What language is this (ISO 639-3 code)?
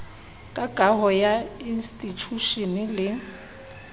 sot